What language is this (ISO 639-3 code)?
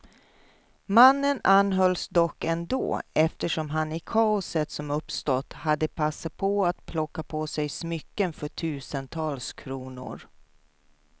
swe